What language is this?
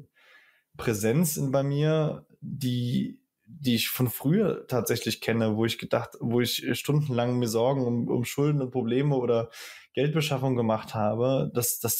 German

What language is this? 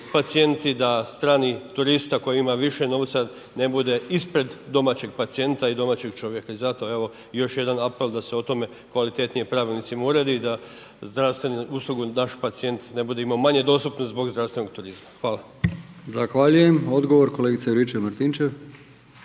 Croatian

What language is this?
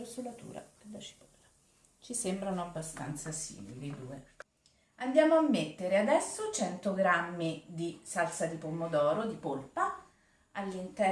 Italian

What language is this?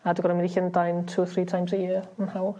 Welsh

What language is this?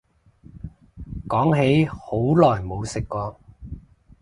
Cantonese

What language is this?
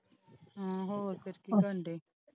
Punjabi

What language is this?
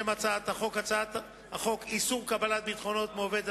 Hebrew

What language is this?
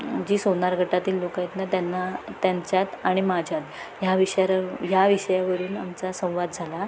Marathi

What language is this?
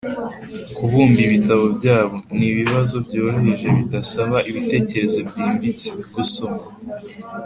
Kinyarwanda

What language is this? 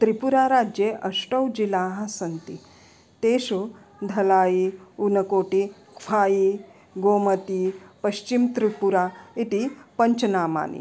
Sanskrit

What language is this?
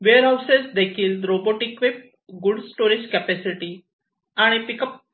Marathi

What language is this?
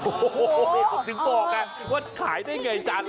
Thai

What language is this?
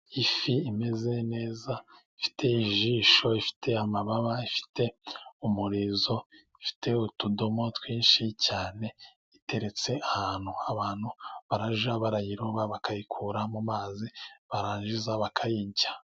Kinyarwanda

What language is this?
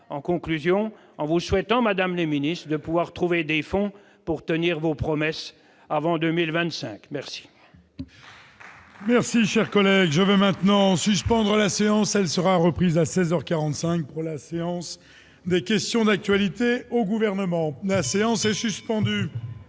French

